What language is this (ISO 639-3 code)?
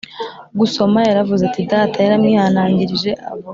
kin